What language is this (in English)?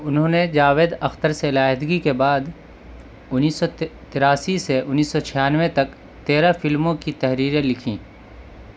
Urdu